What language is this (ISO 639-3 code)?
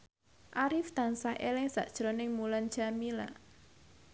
jav